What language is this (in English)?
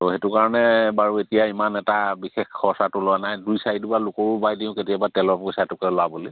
Assamese